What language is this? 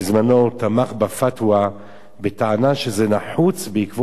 Hebrew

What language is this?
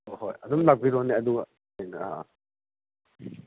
Manipuri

